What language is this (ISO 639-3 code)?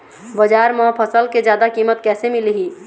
hne